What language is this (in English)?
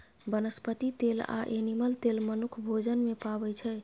Maithili